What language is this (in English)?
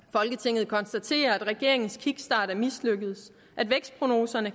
Danish